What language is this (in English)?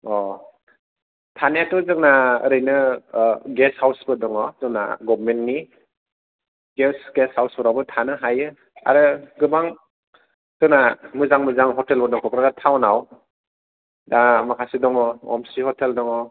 Bodo